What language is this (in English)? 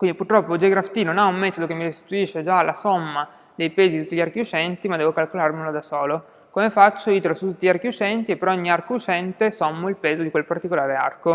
Italian